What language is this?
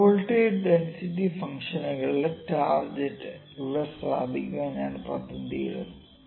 Malayalam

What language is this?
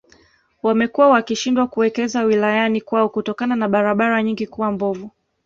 Swahili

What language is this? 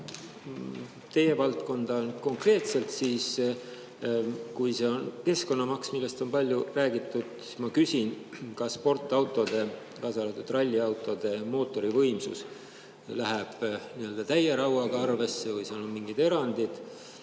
Estonian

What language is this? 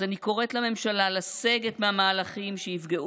Hebrew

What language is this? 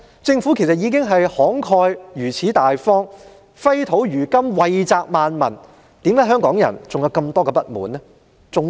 Cantonese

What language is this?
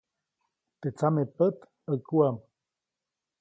Copainalá Zoque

